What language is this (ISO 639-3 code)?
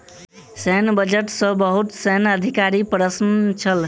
mai